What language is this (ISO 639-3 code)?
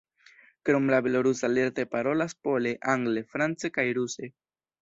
epo